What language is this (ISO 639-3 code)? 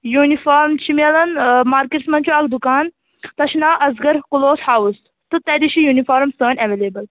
kas